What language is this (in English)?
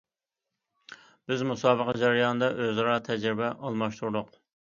Uyghur